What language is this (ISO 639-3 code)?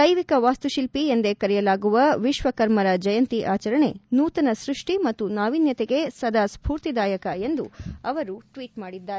kan